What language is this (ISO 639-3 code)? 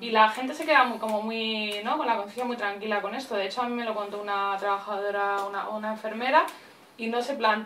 spa